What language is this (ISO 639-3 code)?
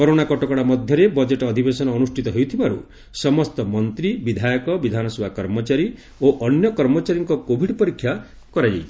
ori